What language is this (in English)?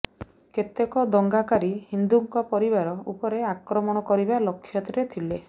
Odia